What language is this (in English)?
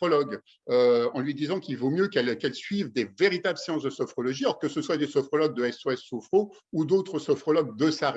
French